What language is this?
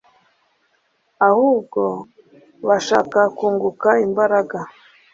Kinyarwanda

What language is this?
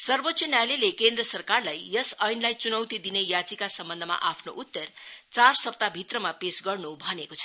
Nepali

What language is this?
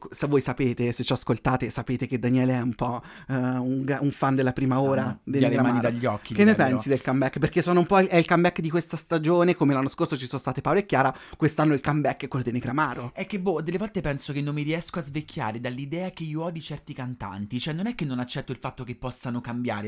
Italian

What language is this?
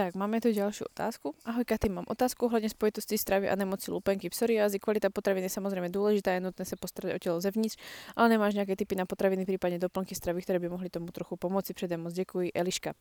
Slovak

